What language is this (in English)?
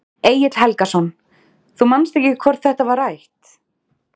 Icelandic